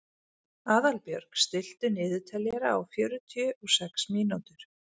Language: Icelandic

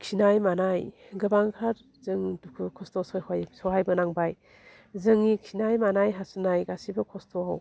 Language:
Bodo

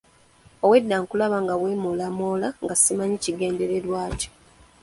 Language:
Ganda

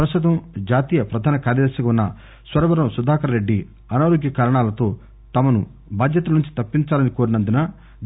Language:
Telugu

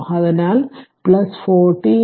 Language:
Malayalam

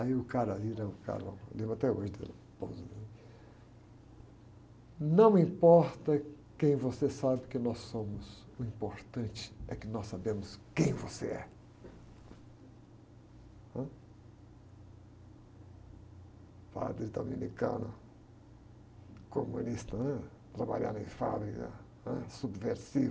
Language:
Portuguese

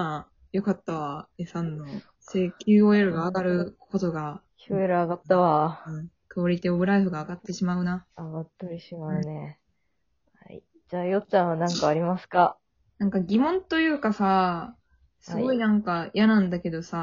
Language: Japanese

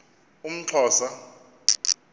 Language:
Xhosa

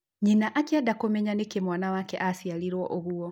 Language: Kikuyu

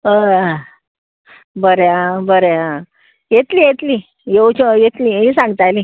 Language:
Konkani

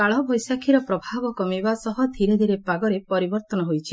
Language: Odia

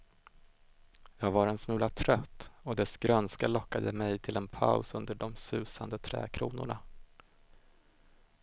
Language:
Swedish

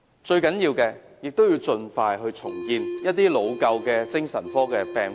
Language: Cantonese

